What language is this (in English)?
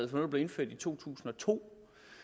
Danish